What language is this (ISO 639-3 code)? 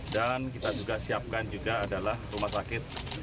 ind